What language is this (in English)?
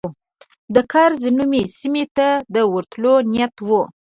Pashto